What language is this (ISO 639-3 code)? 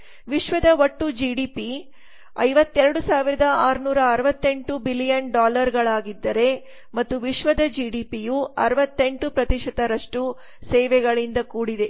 kan